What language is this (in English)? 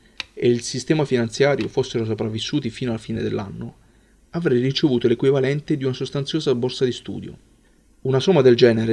Italian